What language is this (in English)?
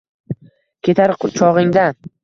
Uzbek